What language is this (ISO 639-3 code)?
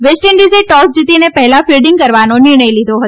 guj